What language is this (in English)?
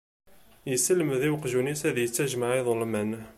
Kabyle